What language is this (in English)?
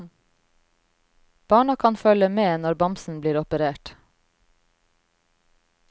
Norwegian